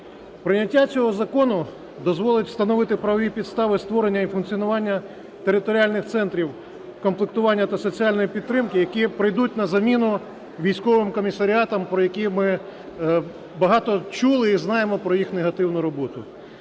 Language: Ukrainian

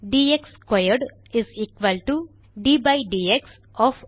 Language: Tamil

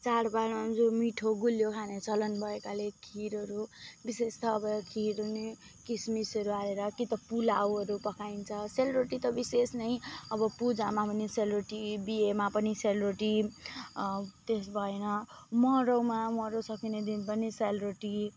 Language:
Nepali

